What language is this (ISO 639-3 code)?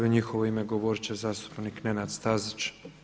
hrv